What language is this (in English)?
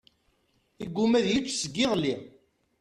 Kabyle